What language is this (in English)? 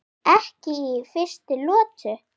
Icelandic